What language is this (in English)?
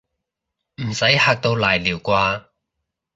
Cantonese